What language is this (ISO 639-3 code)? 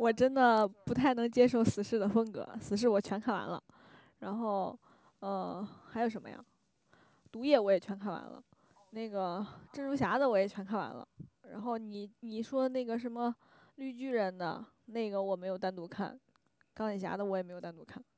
zho